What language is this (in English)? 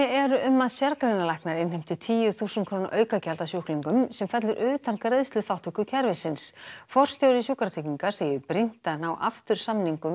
Icelandic